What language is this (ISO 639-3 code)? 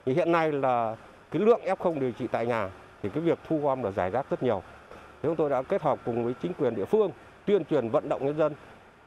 vie